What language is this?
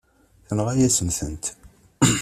Kabyle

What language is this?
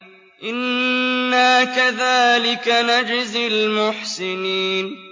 Arabic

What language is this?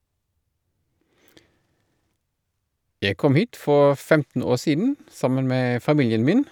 Norwegian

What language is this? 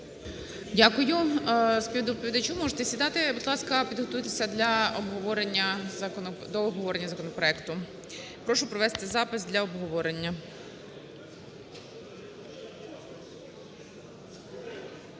Ukrainian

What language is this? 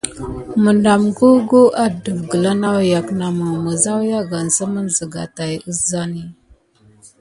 Gidar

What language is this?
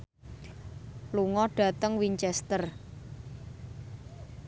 Javanese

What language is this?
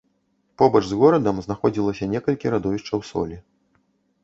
Belarusian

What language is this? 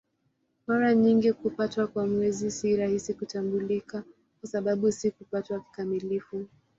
Swahili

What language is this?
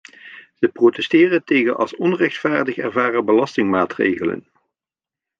Dutch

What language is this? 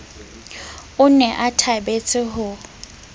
Southern Sotho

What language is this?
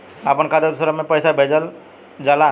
Bhojpuri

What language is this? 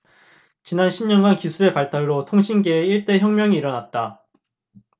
Korean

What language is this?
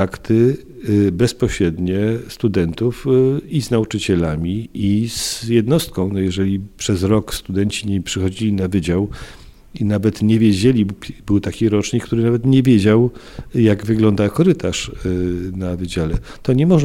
Polish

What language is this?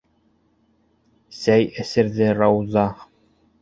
Bashkir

